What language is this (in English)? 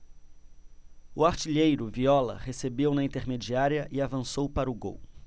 Portuguese